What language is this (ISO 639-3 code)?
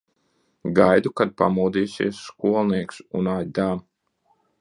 lav